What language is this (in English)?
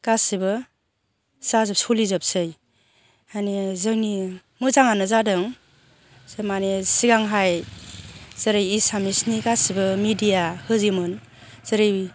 Bodo